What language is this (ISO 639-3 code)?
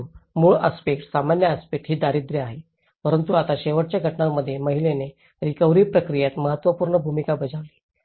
mar